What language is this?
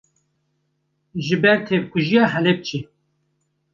Kurdish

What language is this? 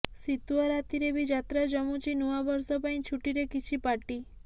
Odia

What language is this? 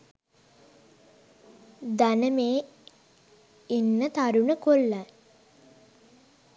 Sinhala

